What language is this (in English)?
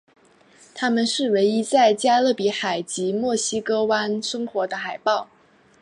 Chinese